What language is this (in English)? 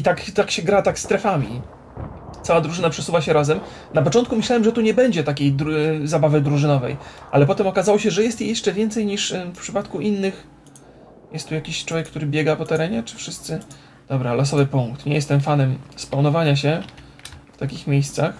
Polish